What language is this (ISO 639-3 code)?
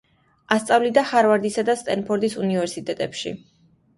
kat